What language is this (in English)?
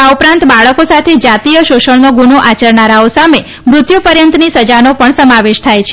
Gujarati